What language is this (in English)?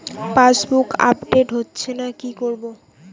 Bangla